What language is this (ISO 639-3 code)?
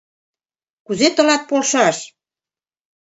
chm